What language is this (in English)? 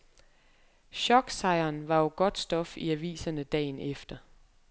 Danish